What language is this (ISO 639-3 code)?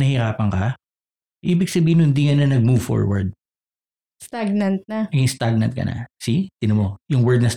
fil